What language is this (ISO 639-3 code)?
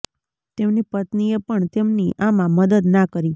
guj